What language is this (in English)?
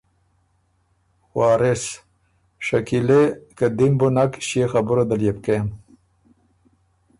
Ormuri